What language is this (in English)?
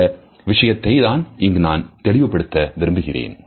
Tamil